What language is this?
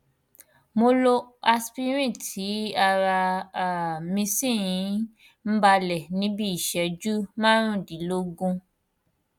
Yoruba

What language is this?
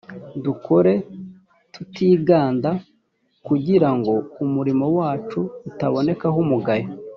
Kinyarwanda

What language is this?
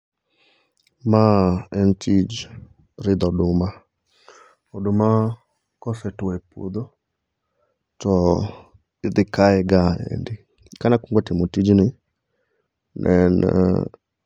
Luo (Kenya and Tanzania)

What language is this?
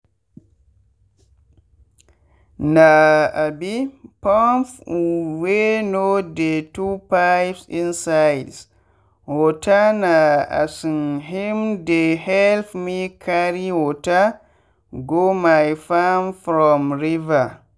Nigerian Pidgin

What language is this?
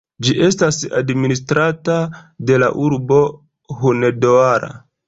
Esperanto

